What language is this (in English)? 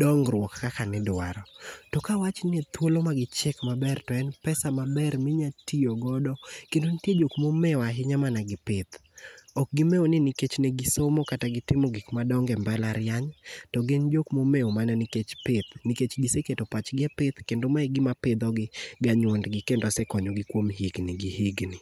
Luo (Kenya and Tanzania)